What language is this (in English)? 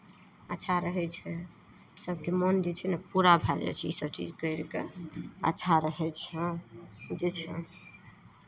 Maithili